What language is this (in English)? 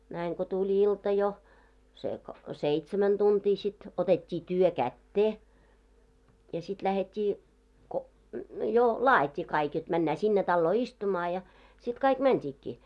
Finnish